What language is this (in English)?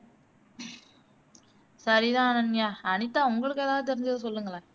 Tamil